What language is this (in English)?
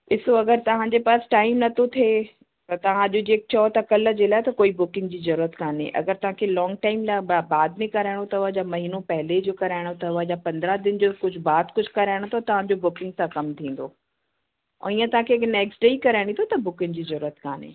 Sindhi